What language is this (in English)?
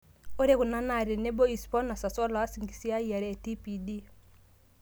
Masai